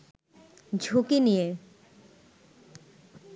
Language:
Bangla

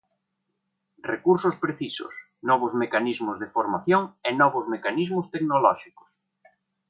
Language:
Galician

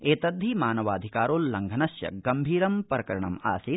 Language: Sanskrit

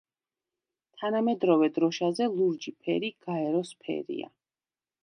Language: Georgian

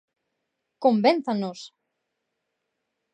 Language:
Galician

